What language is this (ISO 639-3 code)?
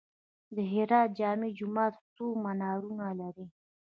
pus